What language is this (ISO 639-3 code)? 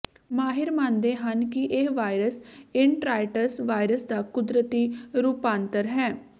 pan